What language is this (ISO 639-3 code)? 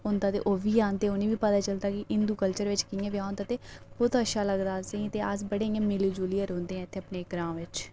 doi